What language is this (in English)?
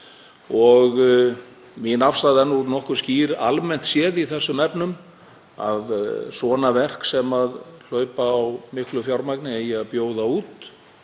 Icelandic